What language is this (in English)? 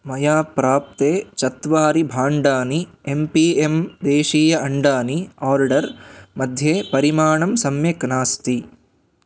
Sanskrit